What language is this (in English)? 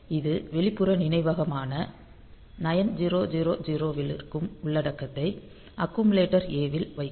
Tamil